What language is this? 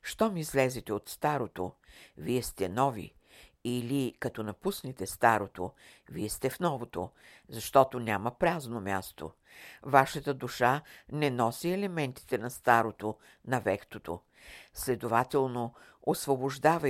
Bulgarian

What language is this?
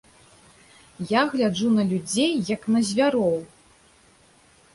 Belarusian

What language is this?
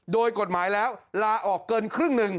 Thai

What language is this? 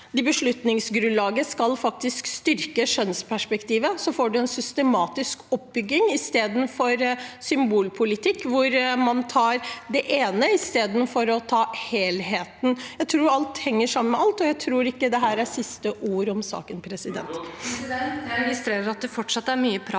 Norwegian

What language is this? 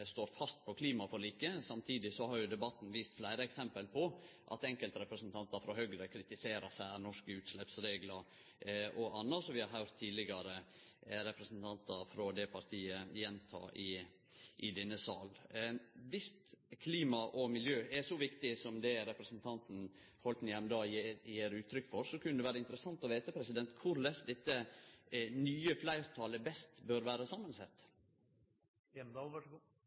Norwegian Nynorsk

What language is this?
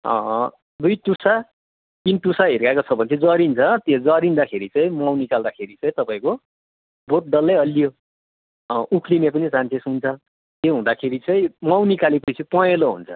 Nepali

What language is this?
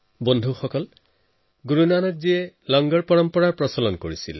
Assamese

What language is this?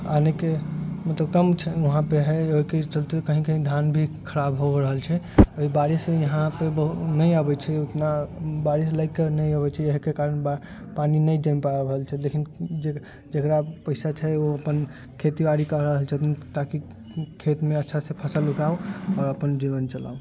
Maithili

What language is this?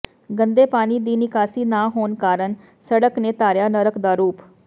Punjabi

